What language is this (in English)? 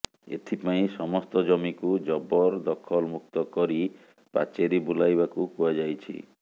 Odia